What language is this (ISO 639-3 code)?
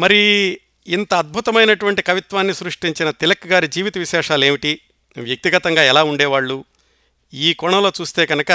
tel